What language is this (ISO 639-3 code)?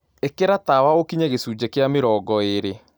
kik